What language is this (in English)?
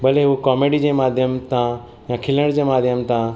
Sindhi